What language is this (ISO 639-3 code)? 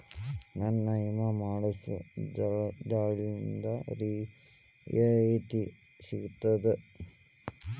kan